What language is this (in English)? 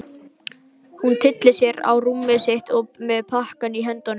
Icelandic